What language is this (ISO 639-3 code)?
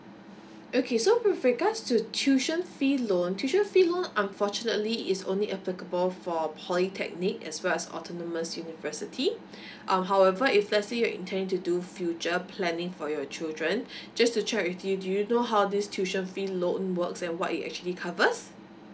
eng